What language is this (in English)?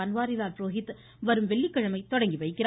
Tamil